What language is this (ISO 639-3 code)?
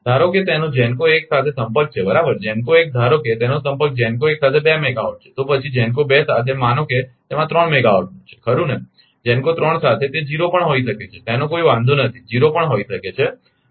guj